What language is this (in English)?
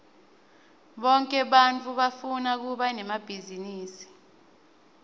Swati